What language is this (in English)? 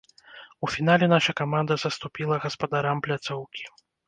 Belarusian